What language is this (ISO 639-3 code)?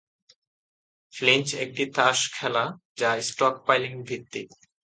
ben